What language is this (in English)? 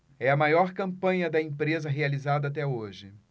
Portuguese